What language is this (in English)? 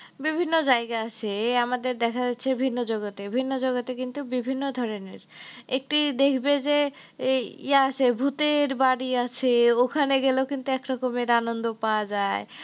Bangla